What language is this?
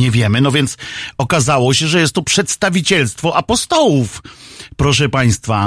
Polish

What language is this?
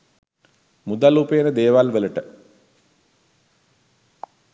Sinhala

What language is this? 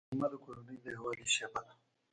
Pashto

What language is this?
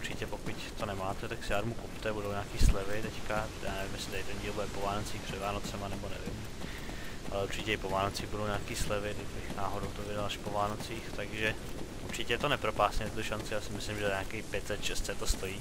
Czech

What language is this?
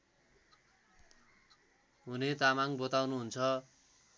Nepali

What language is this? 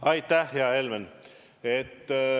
Estonian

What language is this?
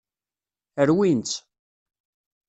Kabyle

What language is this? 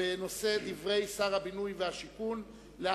Hebrew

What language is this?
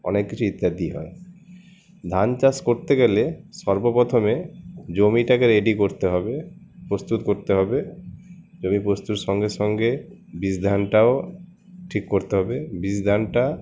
Bangla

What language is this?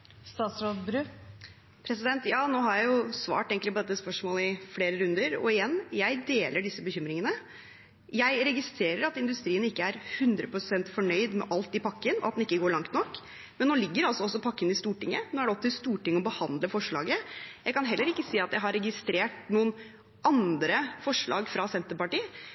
Norwegian Bokmål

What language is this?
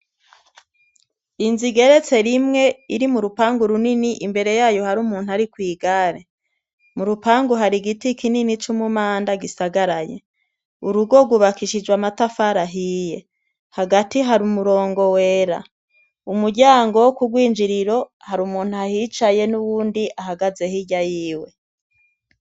Rundi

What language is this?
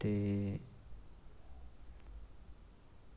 Dogri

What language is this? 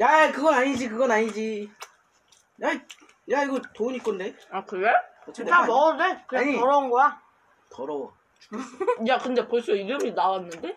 Korean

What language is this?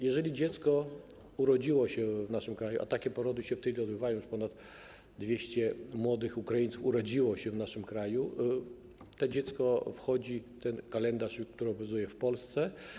Polish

